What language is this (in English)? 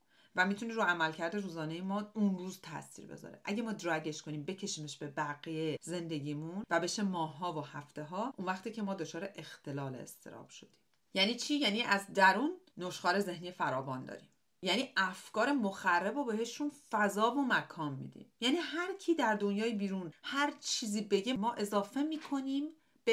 Persian